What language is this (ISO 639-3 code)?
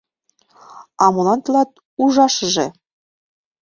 chm